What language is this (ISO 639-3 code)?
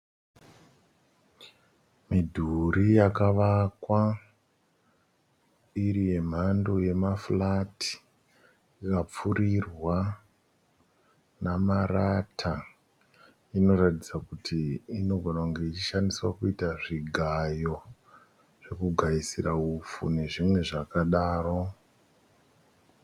sna